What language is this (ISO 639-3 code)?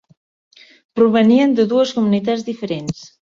cat